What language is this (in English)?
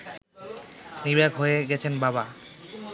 Bangla